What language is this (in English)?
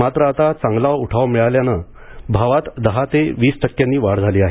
Marathi